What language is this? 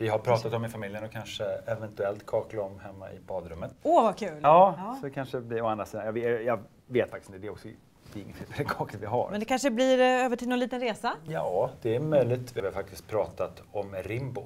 Swedish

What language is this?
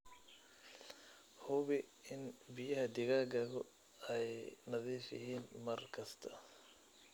Somali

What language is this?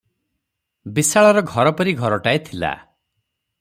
Odia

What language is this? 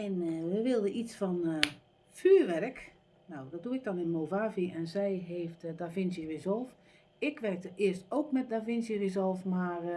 Dutch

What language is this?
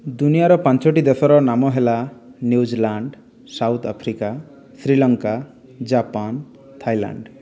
Odia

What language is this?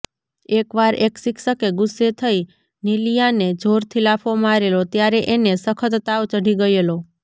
Gujarati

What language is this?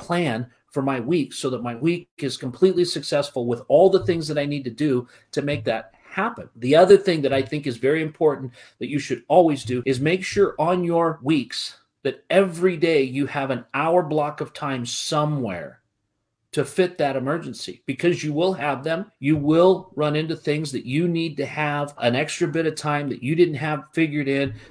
English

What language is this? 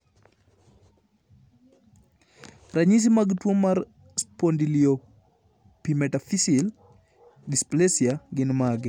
Luo (Kenya and Tanzania)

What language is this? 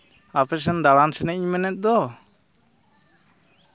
Santali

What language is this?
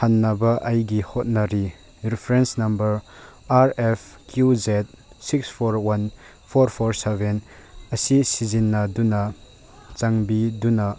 Manipuri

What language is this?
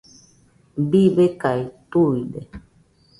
Nüpode Huitoto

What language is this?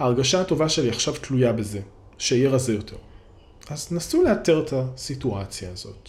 Hebrew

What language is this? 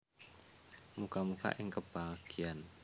Javanese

